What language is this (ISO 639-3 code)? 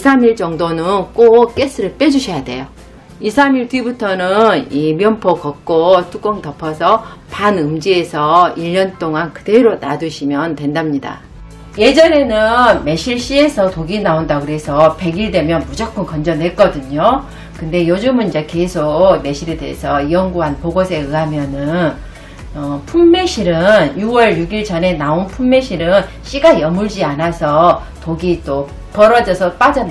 kor